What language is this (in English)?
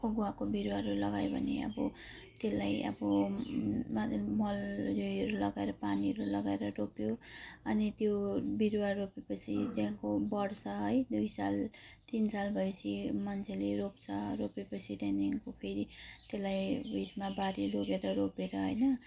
Nepali